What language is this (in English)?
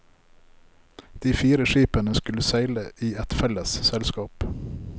Norwegian